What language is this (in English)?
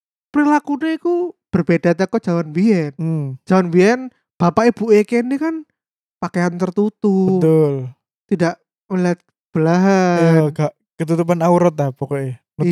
Indonesian